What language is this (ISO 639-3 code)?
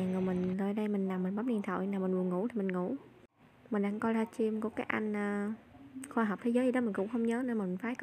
vie